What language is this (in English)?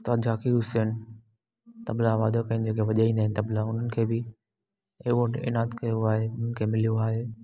Sindhi